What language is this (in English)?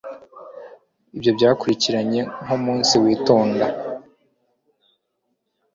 Kinyarwanda